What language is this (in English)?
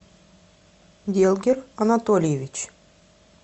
Russian